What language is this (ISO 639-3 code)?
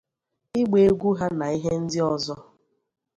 ibo